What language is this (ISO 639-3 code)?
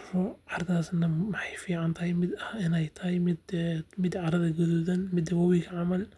som